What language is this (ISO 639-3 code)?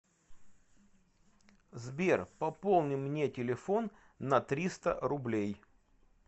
rus